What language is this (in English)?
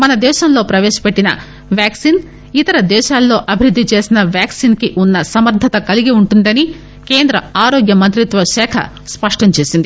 Telugu